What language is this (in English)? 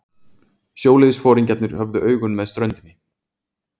Icelandic